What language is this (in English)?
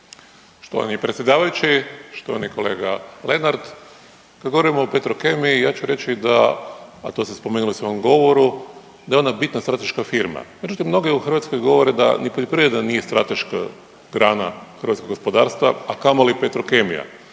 Croatian